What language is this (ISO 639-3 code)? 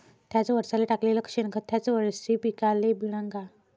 mar